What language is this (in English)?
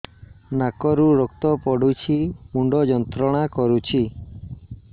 Odia